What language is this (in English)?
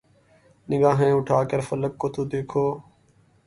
Urdu